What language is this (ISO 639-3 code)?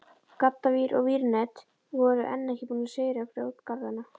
isl